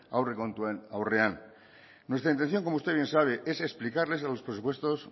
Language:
Spanish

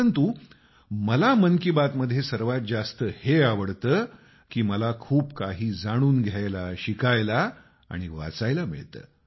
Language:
Marathi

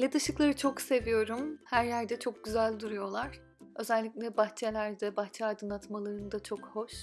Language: Turkish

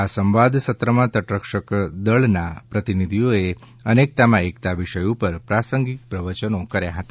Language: Gujarati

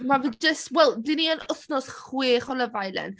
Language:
Welsh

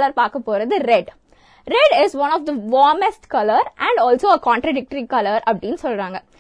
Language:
Tamil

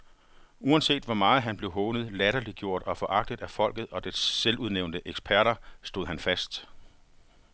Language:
Danish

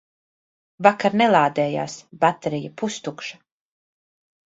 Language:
Latvian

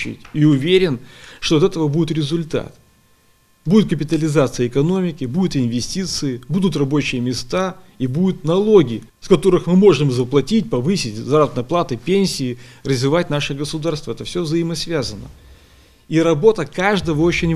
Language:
Russian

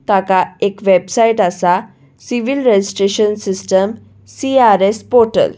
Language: Konkani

